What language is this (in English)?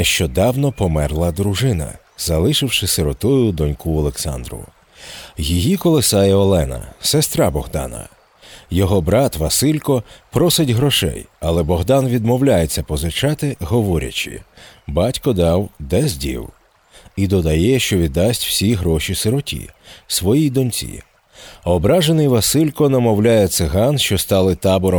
Ukrainian